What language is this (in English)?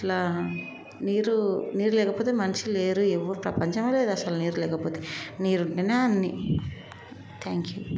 Telugu